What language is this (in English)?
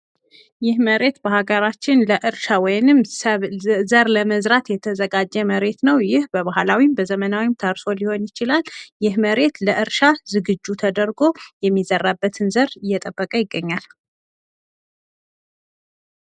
Amharic